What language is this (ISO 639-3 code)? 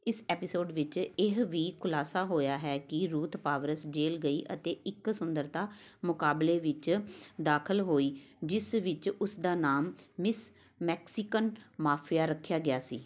pan